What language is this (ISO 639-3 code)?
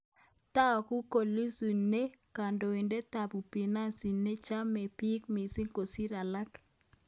kln